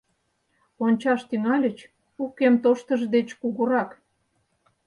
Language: Mari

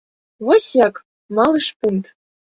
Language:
Belarusian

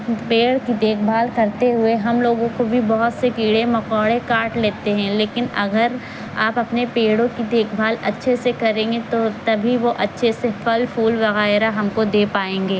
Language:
Urdu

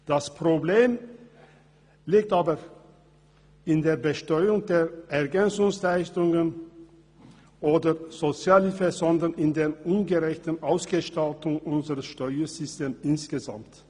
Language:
Swiss German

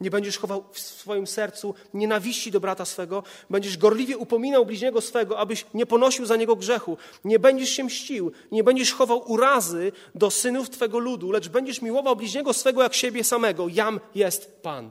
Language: Polish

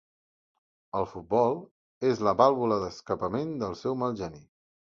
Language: Catalan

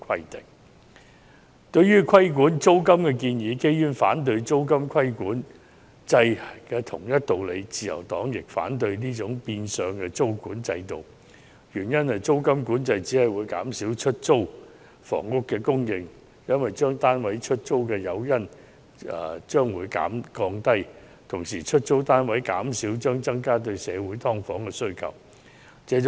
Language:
Cantonese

